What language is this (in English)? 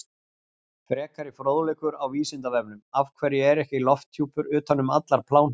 Icelandic